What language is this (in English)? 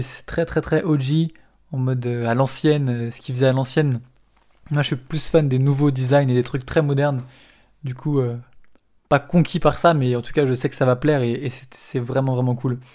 French